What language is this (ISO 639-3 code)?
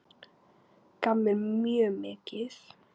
isl